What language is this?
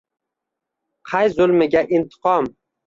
Uzbek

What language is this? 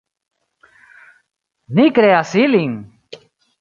Esperanto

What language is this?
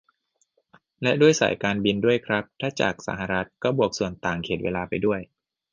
Thai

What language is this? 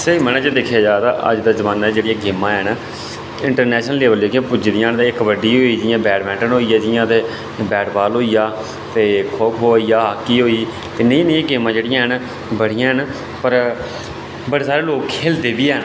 Dogri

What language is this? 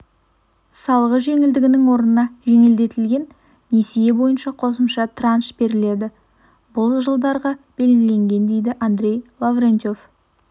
Kazakh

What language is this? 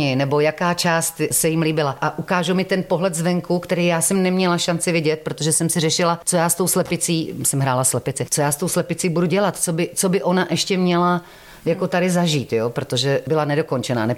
Czech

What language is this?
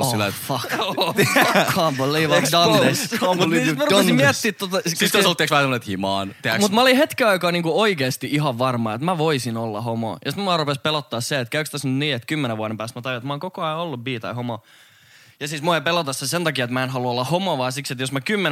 Finnish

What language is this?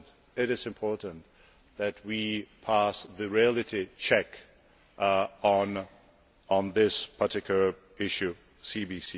English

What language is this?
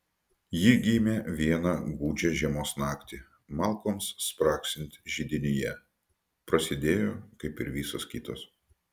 Lithuanian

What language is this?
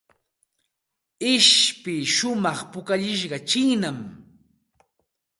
Santa Ana de Tusi Pasco Quechua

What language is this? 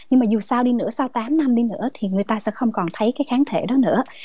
Vietnamese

